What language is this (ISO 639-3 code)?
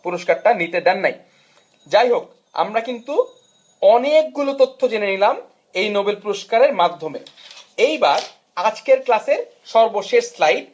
ben